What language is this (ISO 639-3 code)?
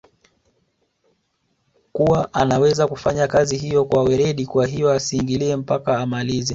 swa